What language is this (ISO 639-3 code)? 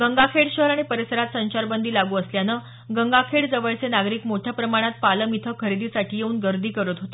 mar